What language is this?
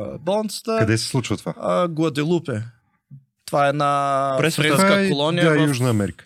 Bulgarian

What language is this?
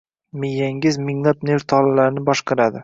Uzbek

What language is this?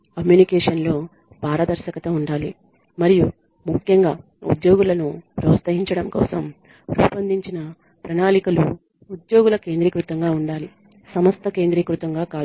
Telugu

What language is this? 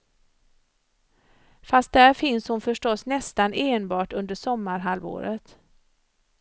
Swedish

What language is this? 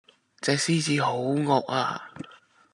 Cantonese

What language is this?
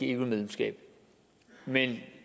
Danish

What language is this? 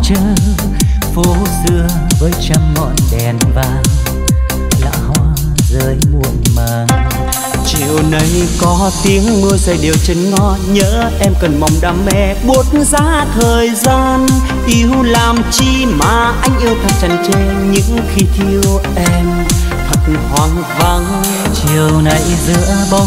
Vietnamese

